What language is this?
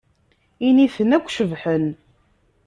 Kabyle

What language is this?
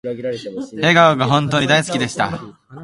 Japanese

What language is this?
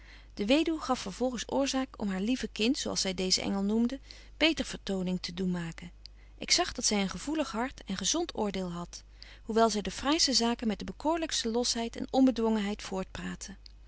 Dutch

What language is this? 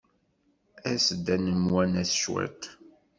Kabyle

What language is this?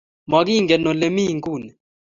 Kalenjin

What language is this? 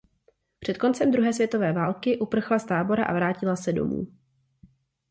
Czech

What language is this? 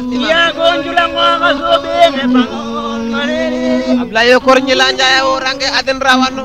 Indonesian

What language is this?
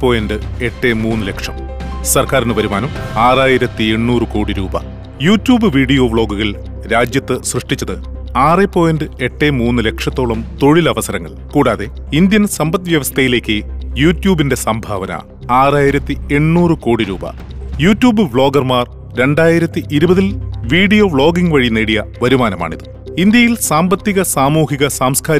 Malayalam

